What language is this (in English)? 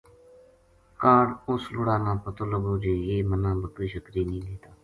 Gujari